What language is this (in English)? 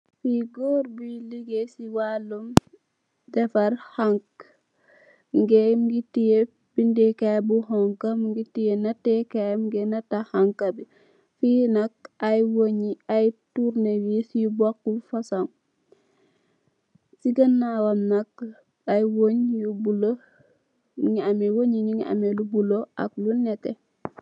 Wolof